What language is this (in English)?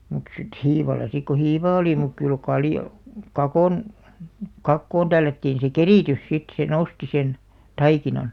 Finnish